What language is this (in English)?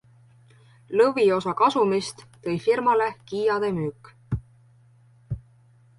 Estonian